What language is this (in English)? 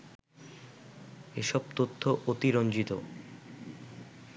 Bangla